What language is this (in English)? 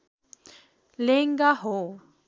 Nepali